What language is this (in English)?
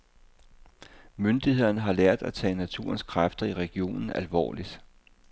Danish